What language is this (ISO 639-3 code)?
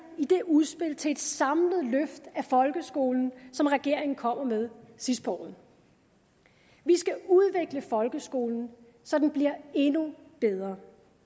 dan